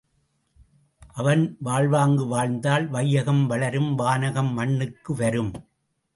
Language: Tamil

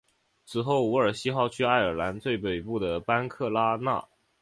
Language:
Chinese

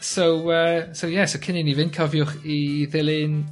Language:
Welsh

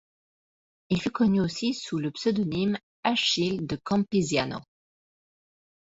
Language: French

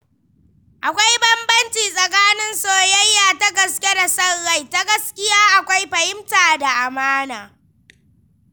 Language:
Hausa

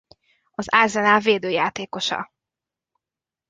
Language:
Hungarian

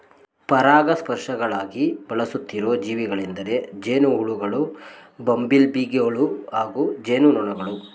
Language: Kannada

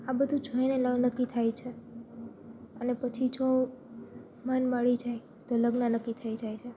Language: Gujarati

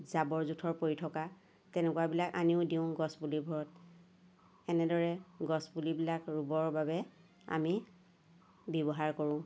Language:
Assamese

